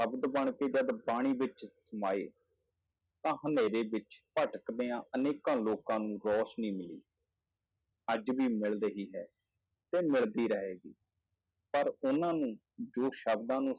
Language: Punjabi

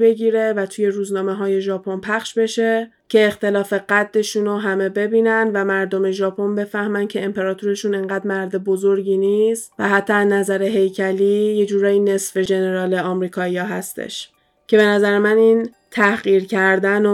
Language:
Persian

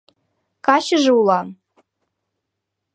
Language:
Mari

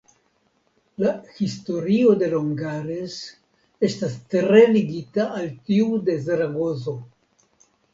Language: Esperanto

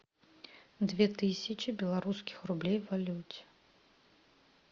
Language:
Russian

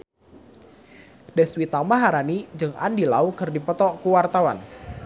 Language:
Sundanese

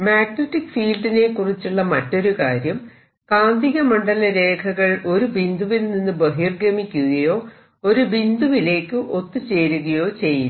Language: Malayalam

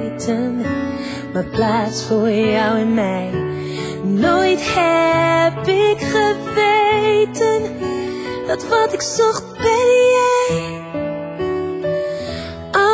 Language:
Vietnamese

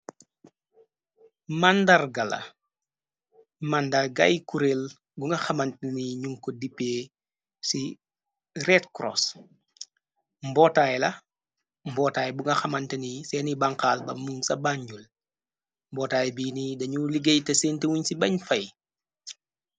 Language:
Wolof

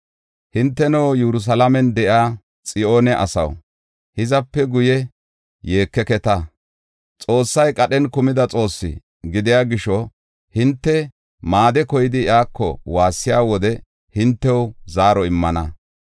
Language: Gofa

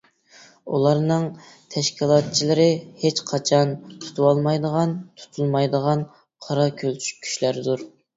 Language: Uyghur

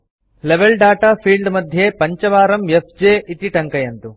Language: Sanskrit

